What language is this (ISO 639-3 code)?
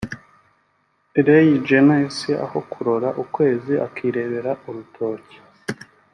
kin